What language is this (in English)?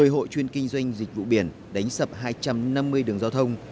Vietnamese